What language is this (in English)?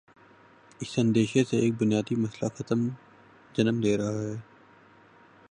Urdu